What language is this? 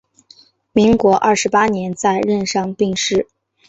Chinese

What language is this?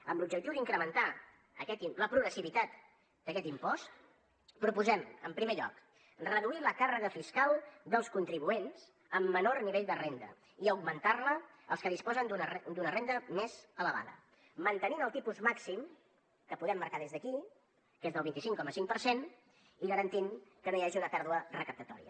Catalan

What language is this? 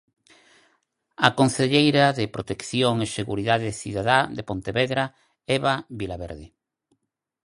Galician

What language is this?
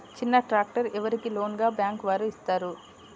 Telugu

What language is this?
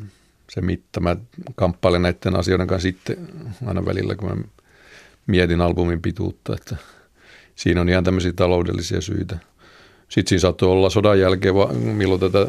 Finnish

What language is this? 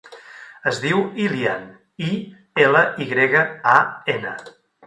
Catalan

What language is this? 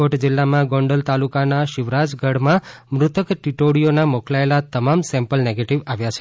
Gujarati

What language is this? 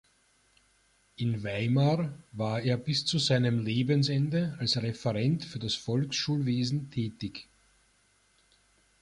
German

